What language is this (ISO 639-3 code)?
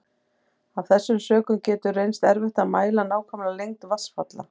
isl